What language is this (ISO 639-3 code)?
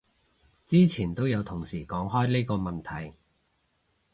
yue